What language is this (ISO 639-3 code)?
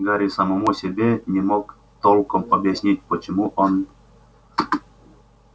rus